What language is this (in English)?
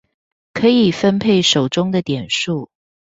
Chinese